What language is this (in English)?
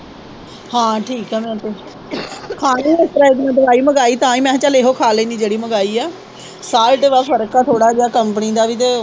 Punjabi